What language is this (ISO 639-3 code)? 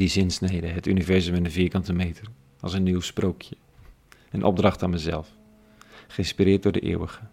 nld